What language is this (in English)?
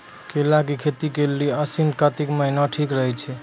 Maithili